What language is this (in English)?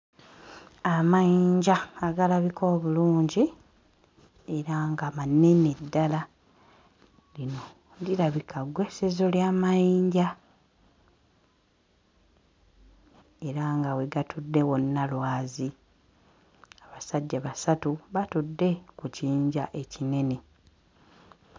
Ganda